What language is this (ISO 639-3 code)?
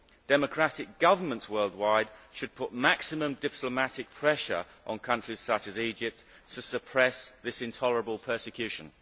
eng